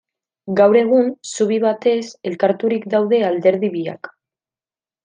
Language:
Basque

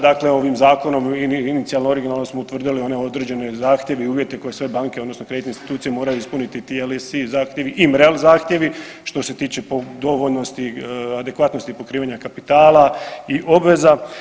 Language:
Croatian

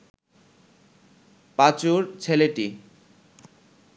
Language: Bangla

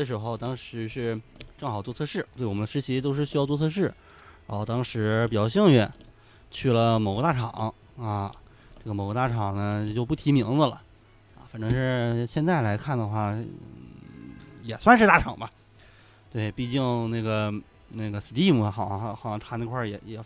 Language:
Chinese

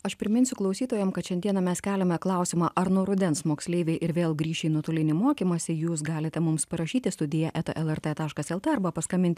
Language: Lithuanian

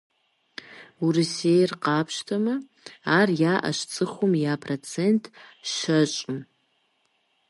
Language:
Kabardian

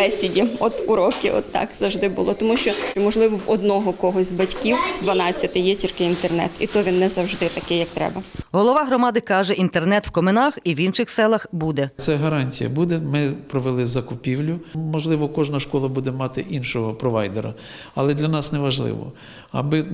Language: Ukrainian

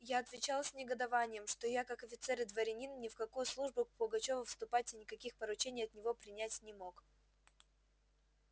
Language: Russian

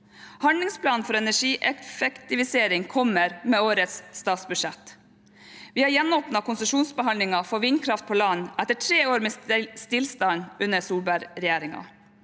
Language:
Norwegian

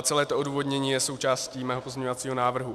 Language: Czech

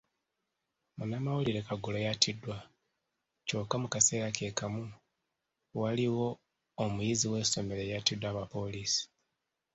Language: Ganda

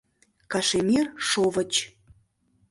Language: Mari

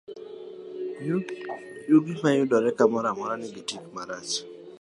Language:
Luo (Kenya and Tanzania)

